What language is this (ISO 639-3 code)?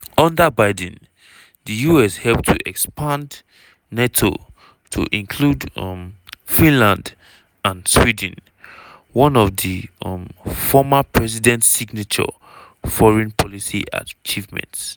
pcm